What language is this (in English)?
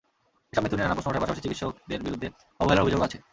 Bangla